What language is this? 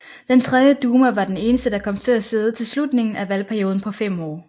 Danish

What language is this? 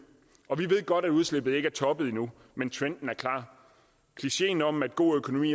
Danish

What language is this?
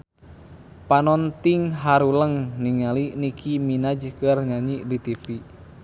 Sundanese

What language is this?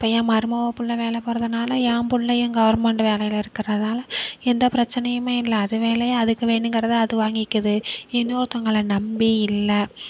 Tamil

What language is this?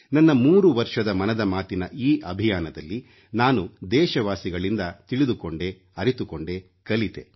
Kannada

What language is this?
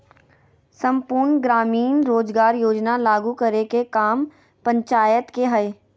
Magahi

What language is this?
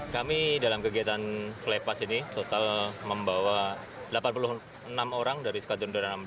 Indonesian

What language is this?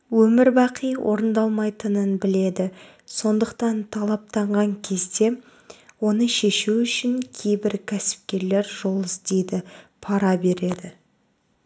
Kazakh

